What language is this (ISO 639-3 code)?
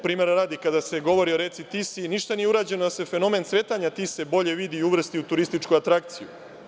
srp